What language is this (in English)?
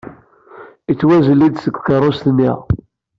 Kabyle